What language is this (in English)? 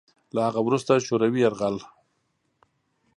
Pashto